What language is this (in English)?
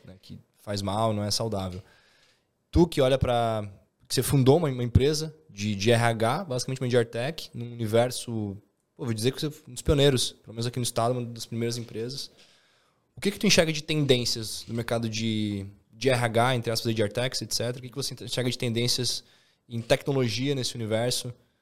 Portuguese